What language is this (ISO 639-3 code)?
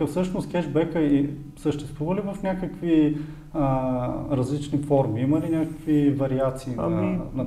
bul